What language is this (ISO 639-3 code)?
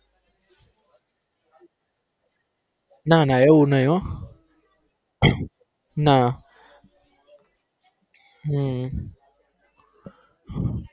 guj